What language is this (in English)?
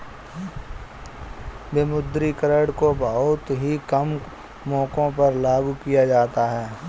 Hindi